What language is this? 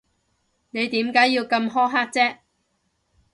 Cantonese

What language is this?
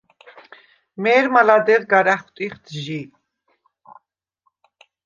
Svan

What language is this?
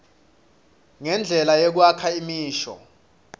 Swati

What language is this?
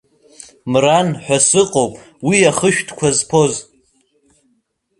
Abkhazian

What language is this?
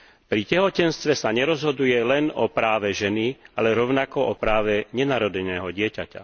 Slovak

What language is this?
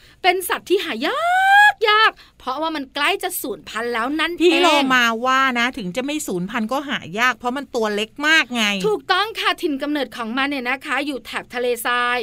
Thai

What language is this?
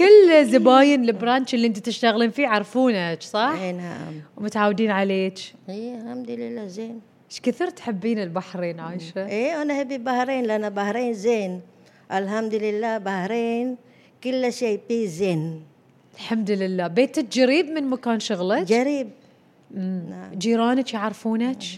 Arabic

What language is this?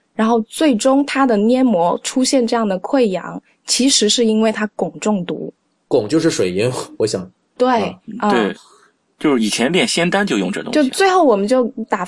Chinese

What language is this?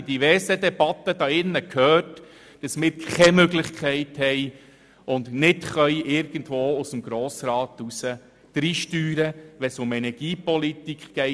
Swiss German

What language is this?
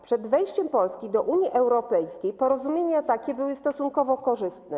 Polish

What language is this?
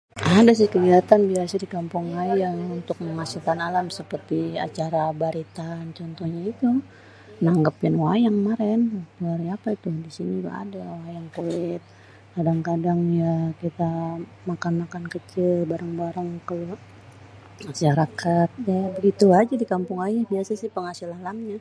Betawi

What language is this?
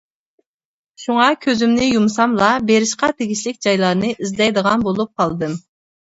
Uyghur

